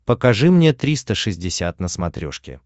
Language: Russian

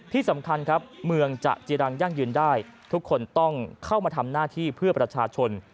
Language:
Thai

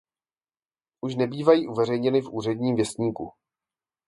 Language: Czech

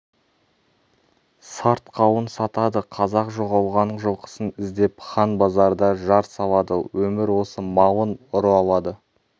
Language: Kazakh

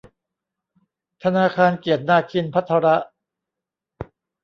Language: Thai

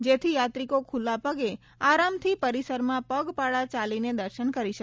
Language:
Gujarati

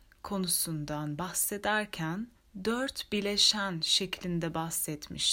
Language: Turkish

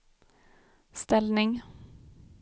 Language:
Swedish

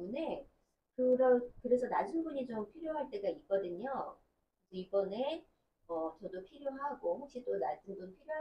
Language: Korean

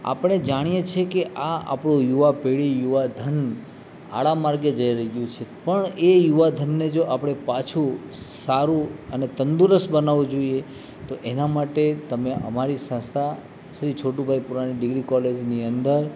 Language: Gujarati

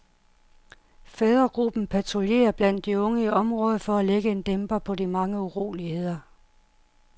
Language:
Danish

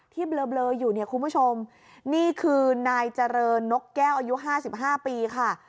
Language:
Thai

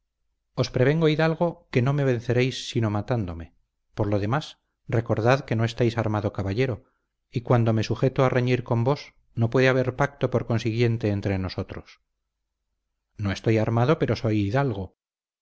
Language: Spanish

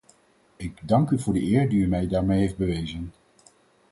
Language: Dutch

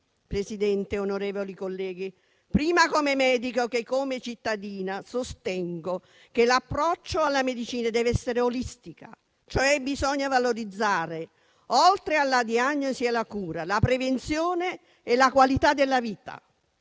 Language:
Italian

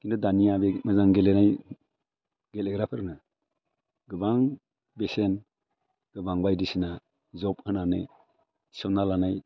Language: Bodo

